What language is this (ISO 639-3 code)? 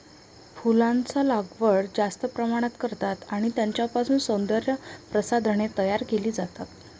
mar